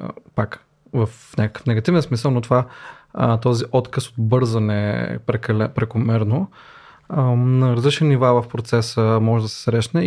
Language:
Bulgarian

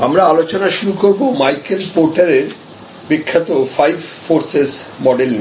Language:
Bangla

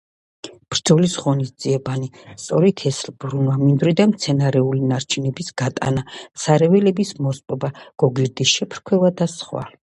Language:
Georgian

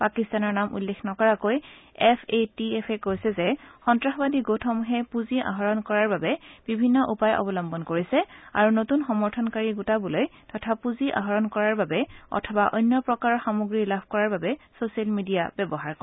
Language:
Assamese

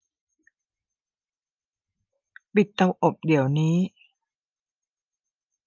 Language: Thai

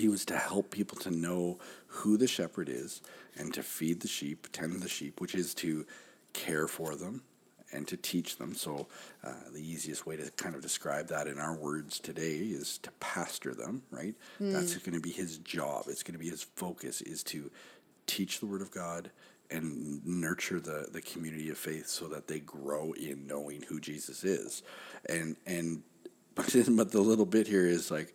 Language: English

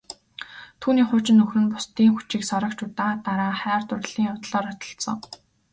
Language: Mongolian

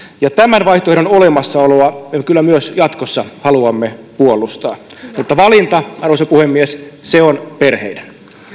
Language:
Finnish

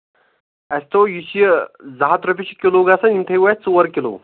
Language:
Kashmiri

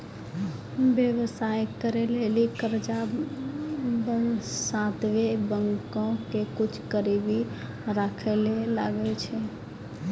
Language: Maithili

